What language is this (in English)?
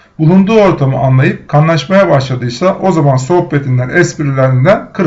Turkish